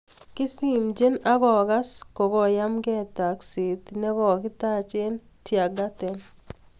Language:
Kalenjin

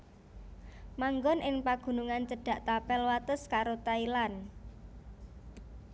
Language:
Javanese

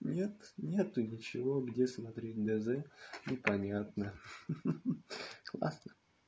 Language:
Russian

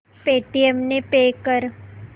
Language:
Marathi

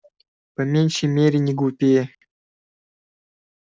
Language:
Russian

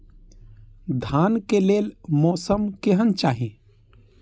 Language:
Maithili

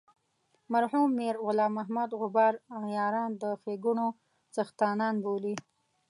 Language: Pashto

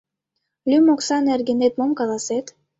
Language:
Mari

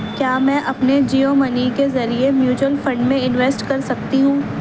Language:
Urdu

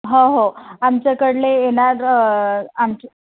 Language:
Marathi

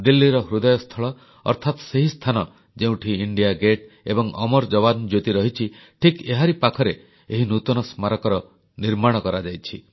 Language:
Odia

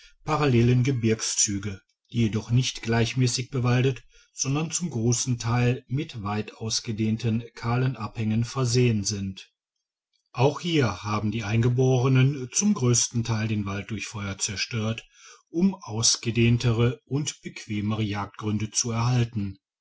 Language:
German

